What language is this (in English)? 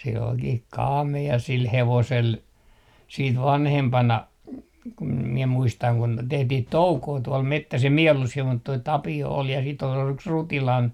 Finnish